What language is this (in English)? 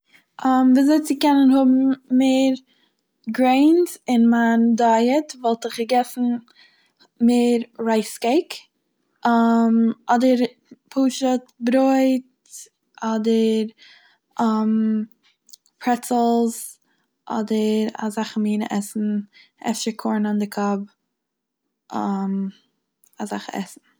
Yiddish